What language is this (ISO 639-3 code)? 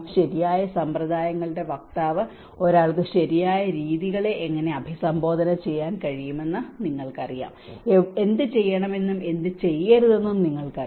mal